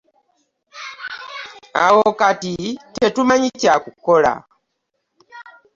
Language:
Ganda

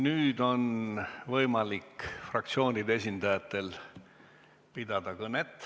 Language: Estonian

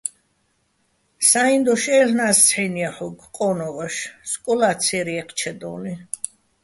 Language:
Bats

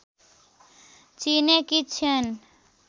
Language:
Nepali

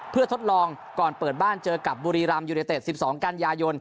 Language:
Thai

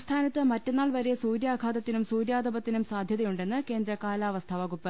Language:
Malayalam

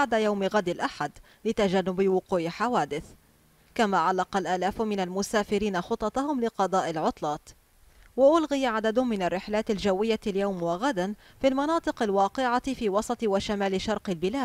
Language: Arabic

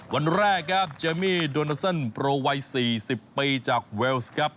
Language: Thai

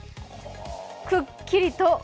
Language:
Japanese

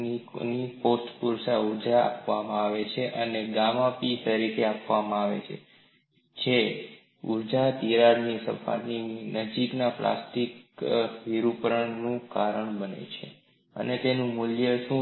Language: Gujarati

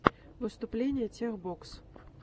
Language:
Russian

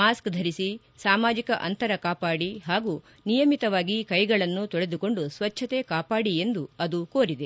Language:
Kannada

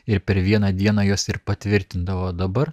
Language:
Lithuanian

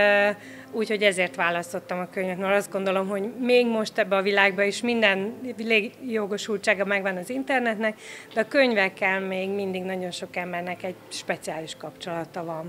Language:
Hungarian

